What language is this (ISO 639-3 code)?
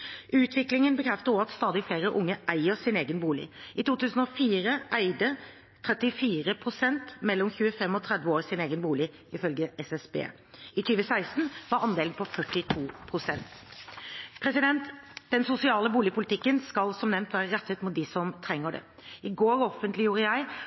nob